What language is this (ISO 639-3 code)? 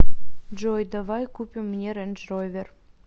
rus